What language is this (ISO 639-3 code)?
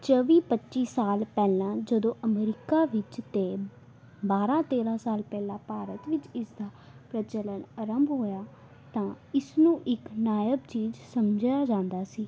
pan